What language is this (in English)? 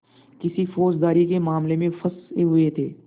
Hindi